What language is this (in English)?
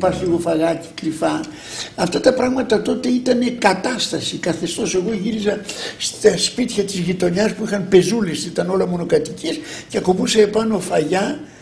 Greek